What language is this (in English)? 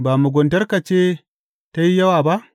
Hausa